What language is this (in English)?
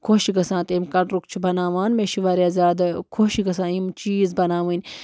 Kashmiri